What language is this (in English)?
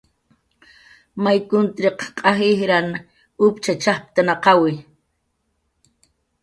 Jaqaru